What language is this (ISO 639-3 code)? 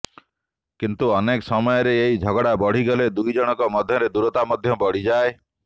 ori